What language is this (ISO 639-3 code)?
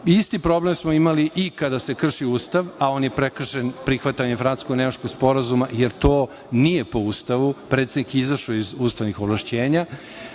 srp